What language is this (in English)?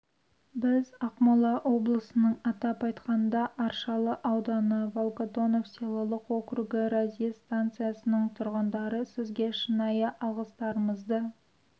Kazakh